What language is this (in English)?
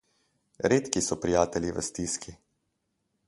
Slovenian